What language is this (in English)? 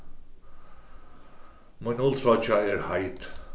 Faroese